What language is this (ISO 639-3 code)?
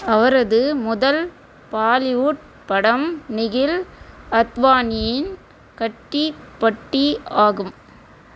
tam